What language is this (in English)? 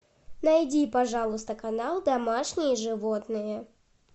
Russian